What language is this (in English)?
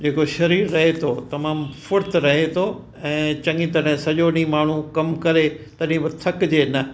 Sindhi